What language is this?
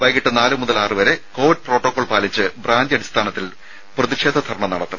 Malayalam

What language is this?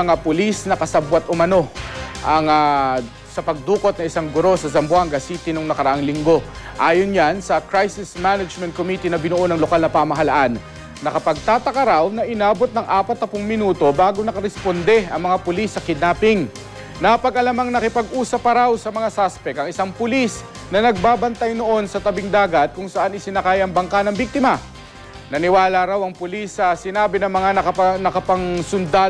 Filipino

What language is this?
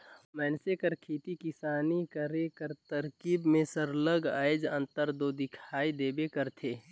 Chhattisgarhi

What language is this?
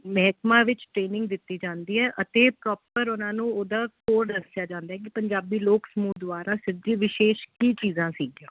Punjabi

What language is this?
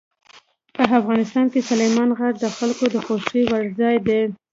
Pashto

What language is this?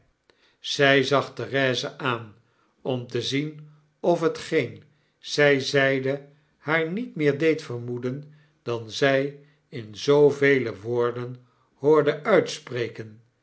Dutch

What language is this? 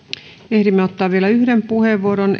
Finnish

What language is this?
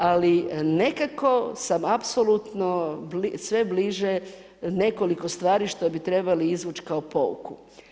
Croatian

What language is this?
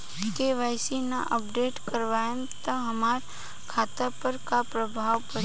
Bhojpuri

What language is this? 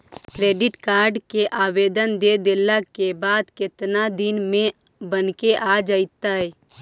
Magahi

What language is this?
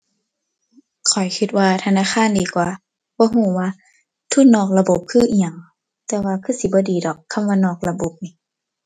Thai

